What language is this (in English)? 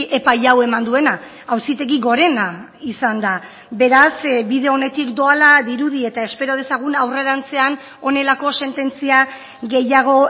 Basque